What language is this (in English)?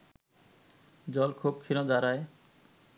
Bangla